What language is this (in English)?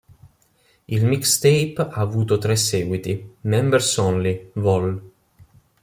Italian